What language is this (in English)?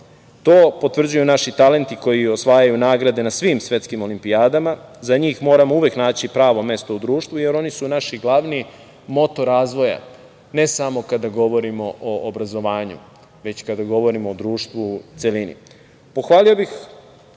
Serbian